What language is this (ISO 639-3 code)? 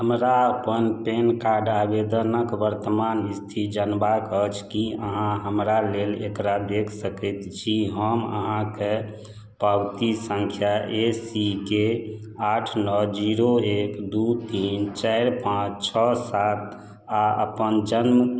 mai